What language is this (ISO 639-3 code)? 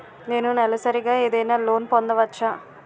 tel